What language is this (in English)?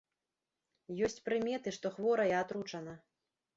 Belarusian